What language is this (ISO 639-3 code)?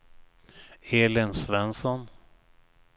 swe